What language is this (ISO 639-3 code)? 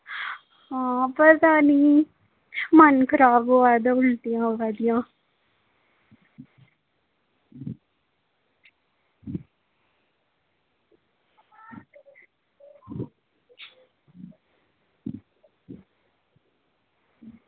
doi